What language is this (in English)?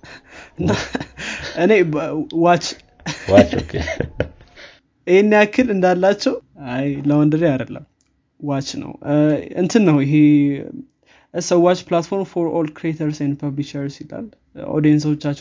Amharic